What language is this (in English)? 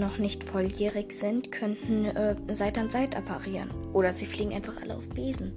German